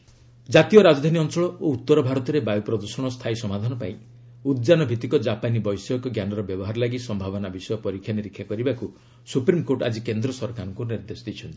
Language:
Odia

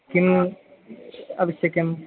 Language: Sanskrit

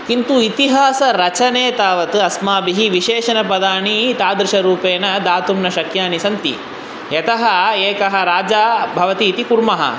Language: Sanskrit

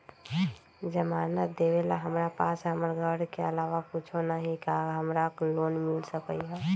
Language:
Magahi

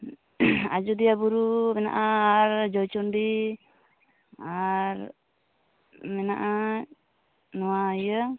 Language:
Santali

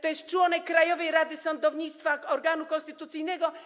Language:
Polish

